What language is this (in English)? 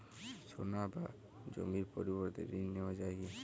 Bangla